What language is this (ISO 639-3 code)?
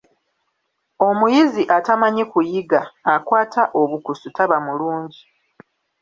lug